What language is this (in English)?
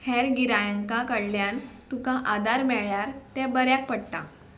Konkani